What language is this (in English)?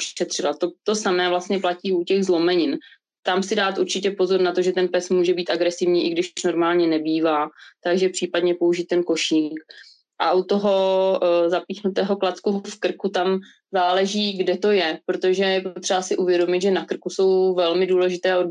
Czech